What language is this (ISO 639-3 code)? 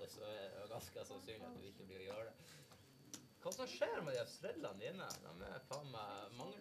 nor